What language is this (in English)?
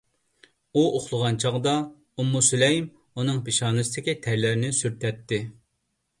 Uyghur